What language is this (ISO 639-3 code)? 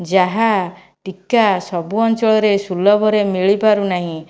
ori